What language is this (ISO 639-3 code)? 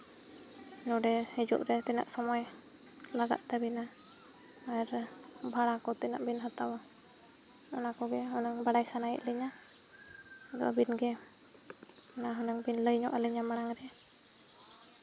sat